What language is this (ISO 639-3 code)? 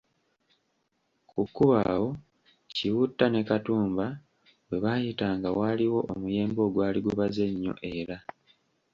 lug